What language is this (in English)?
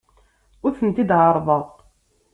Kabyle